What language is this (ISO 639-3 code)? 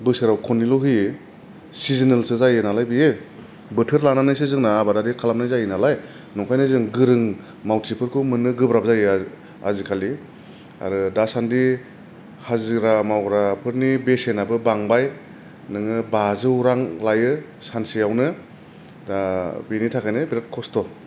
brx